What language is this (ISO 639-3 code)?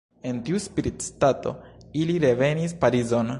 epo